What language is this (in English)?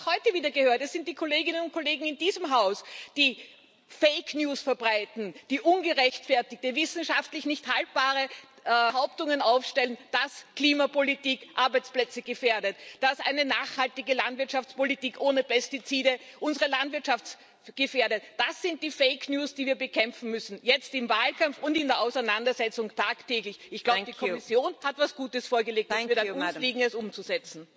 German